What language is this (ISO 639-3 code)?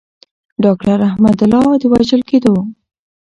pus